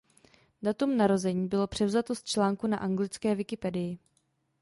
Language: Czech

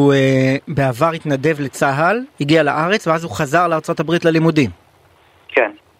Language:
Hebrew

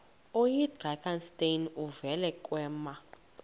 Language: Xhosa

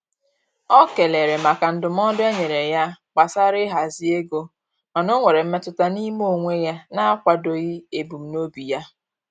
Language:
Igbo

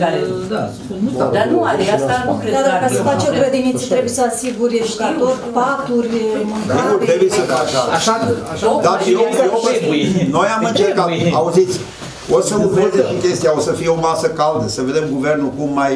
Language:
Romanian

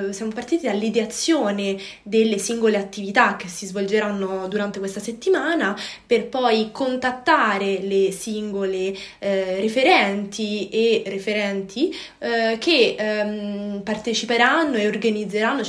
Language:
Italian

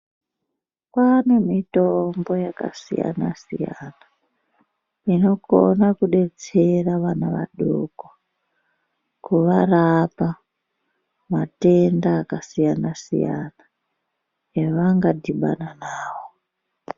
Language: Ndau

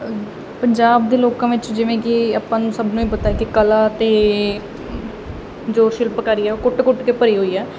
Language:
Punjabi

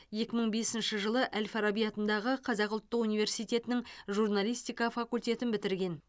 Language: Kazakh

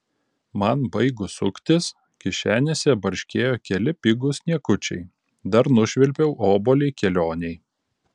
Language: Lithuanian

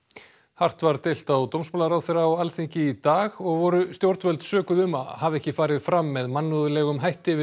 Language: Icelandic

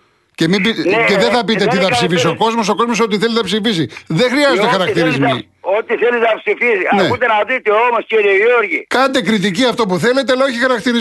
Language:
Greek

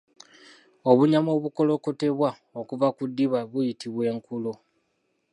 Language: Ganda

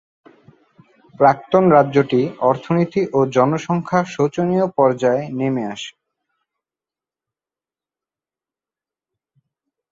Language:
Bangla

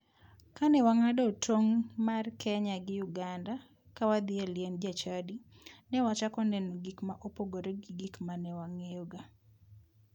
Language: Luo (Kenya and Tanzania)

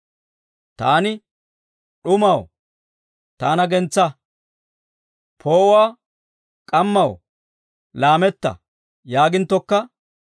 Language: Dawro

